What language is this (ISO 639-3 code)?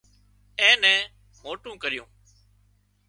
kxp